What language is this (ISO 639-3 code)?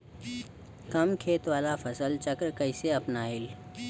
bho